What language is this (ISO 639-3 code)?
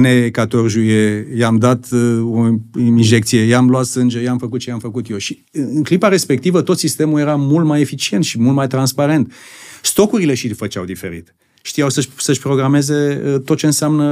ron